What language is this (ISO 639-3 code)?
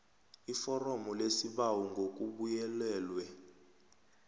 nbl